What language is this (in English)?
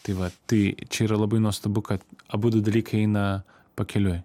Lithuanian